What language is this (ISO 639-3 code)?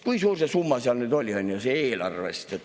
est